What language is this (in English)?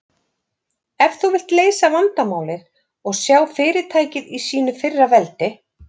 Icelandic